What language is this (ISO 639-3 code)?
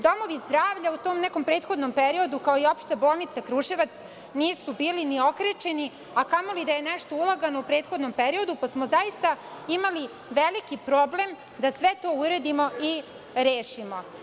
srp